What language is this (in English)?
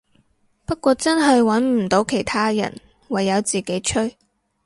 Cantonese